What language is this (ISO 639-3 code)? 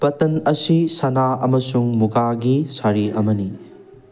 mni